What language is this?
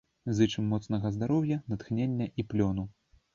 Belarusian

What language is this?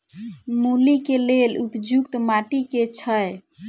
Maithili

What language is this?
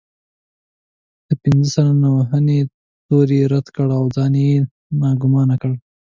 Pashto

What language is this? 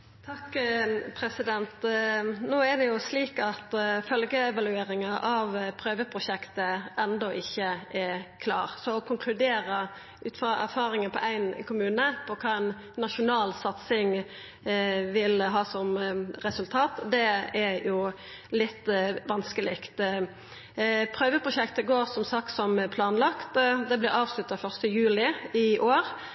Norwegian Nynorsk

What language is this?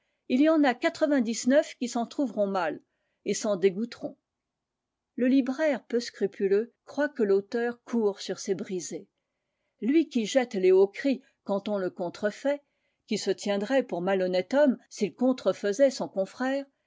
French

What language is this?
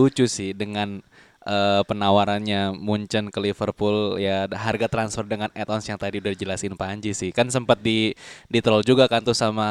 Indonesian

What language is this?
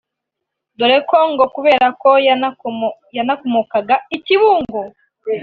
Kinyarwanda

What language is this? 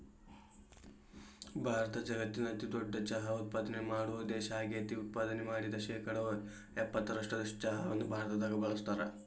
Kannada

